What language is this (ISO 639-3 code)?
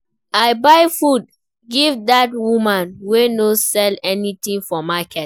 pcm